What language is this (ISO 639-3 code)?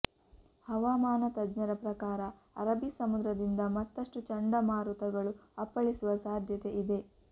kan